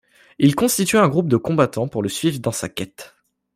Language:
French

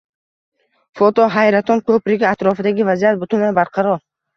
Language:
Uzbek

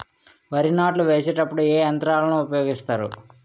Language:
Telugu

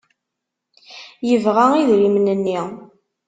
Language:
Kabyle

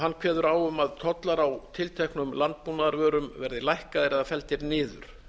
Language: Icelandic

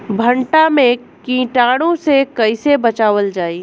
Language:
Bhojpuri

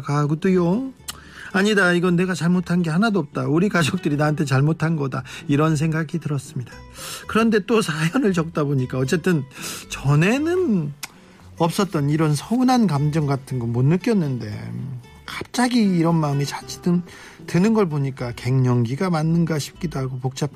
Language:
Korean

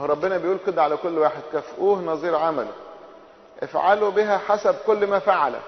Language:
Arabic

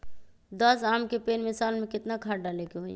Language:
Magahi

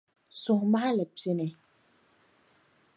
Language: Dagbani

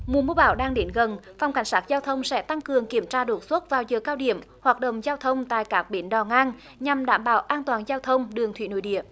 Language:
Vietnamese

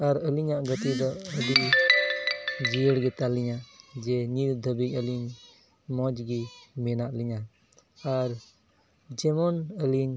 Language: Santali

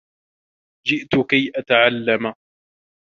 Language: Arabic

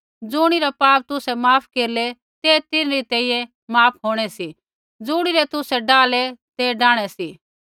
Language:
Kullu Pahari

